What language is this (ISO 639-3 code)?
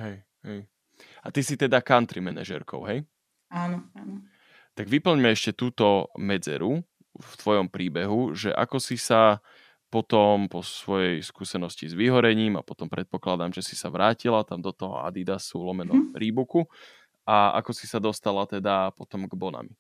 slk